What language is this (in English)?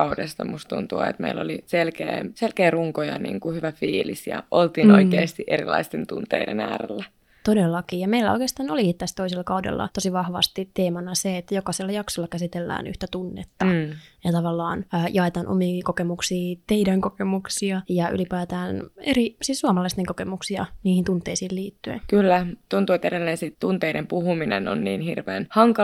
Finnish